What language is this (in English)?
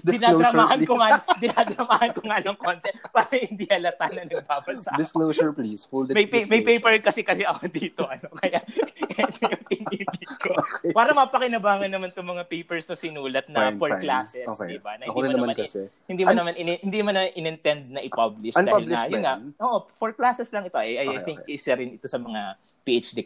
Filipino